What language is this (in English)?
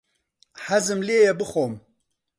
Central Kurdish